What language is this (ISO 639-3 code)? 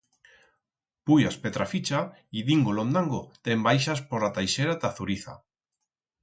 arg